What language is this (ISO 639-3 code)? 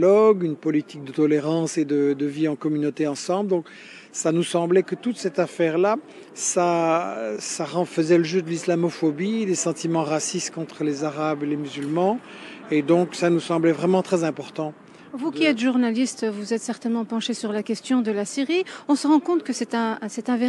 fra